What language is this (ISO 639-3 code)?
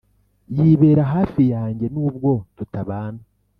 kin